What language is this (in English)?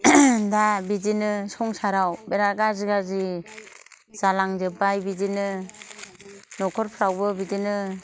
Bodo